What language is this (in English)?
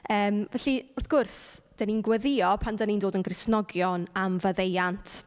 Welsh